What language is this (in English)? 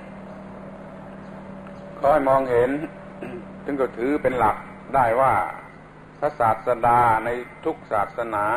Thai